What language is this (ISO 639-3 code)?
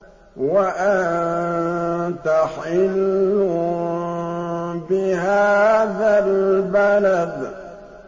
ara